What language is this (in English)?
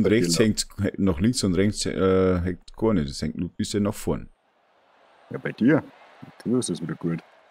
German